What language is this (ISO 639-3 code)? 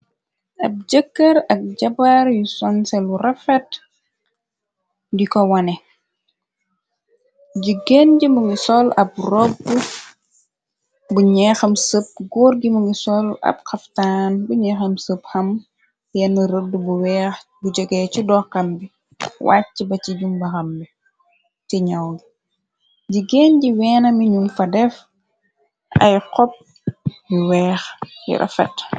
wol